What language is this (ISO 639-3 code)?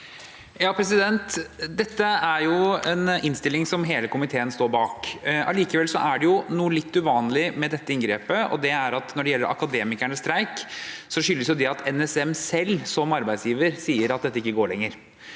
nor